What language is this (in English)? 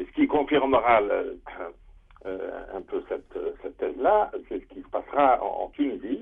French